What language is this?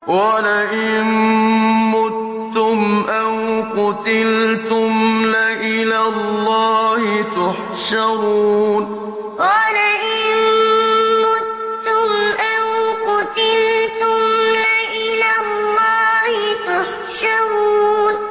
Arabic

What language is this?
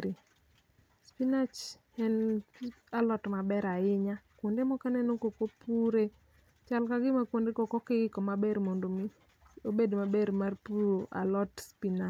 Luo (Kenya and Tanzania)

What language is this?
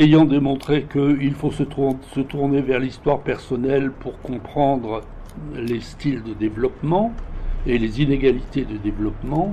French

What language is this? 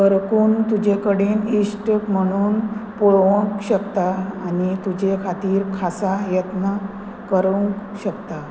Konkani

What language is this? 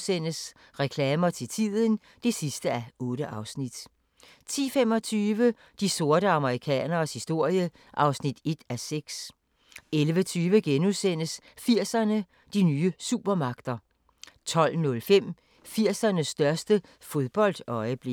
Danish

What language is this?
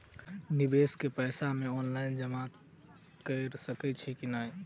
Maithili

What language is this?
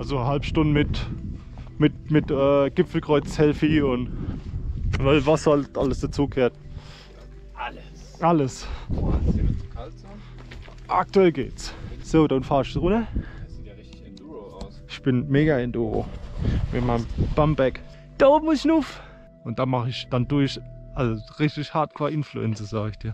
German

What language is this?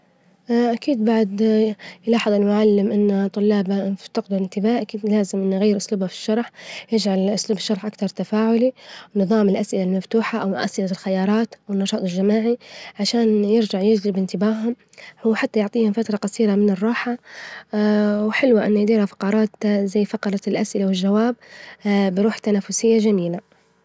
Libyan Arabic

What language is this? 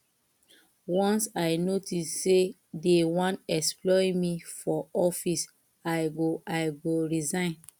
Nigerian Pidgin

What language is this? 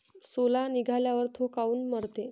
Marathi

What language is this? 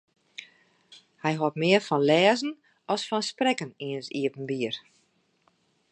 Western Frisian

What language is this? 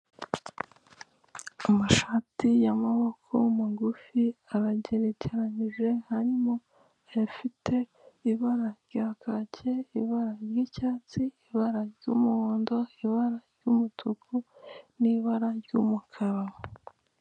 Kinyarwanda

